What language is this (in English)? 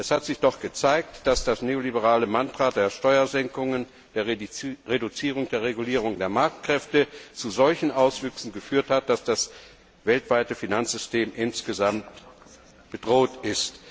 German